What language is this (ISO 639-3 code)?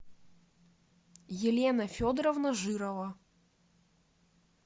rus